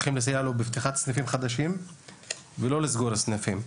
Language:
Hebrew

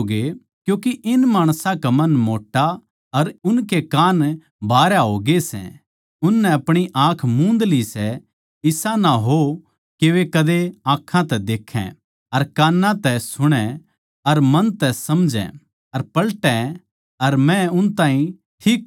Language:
Haryanvi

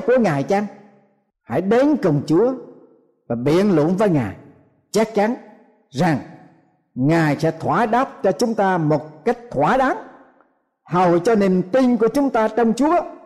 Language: Vietnamese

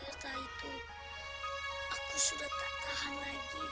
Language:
Indonesian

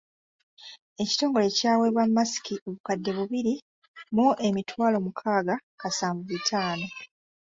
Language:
Ganda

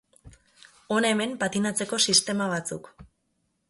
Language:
Basque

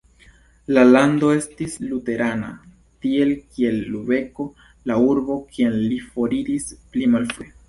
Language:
Esperanto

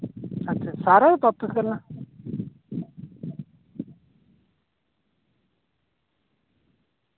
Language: Dogri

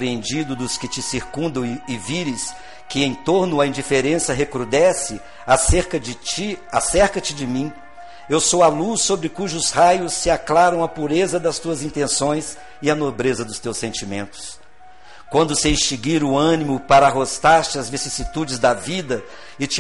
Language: Portuguese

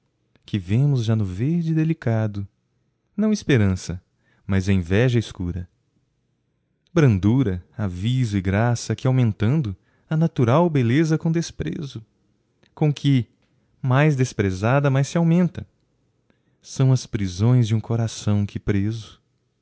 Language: Portuguese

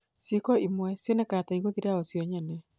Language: Kikuyu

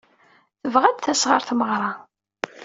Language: Kabyle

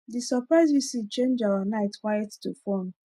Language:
Nigerian Pidgin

